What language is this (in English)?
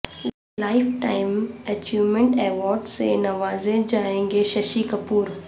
Urdu